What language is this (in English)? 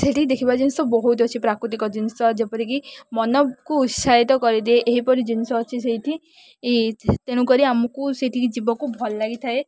Odia